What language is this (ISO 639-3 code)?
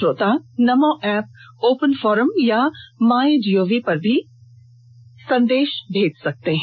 hin